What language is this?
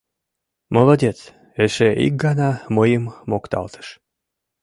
Mari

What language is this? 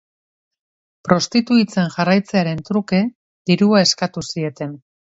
Basque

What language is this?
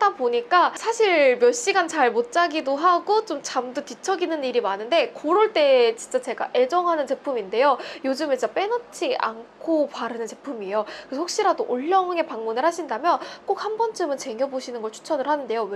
Korean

